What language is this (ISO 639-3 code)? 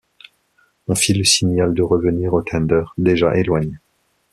fra